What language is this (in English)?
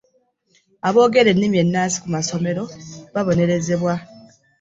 Ganda